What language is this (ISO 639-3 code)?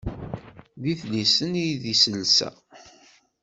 kab